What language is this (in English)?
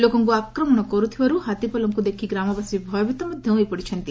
Odia